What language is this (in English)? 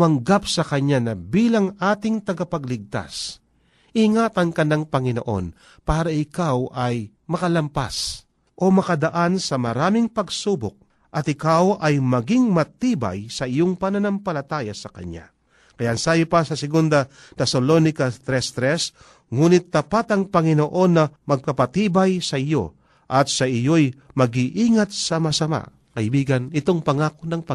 Filipino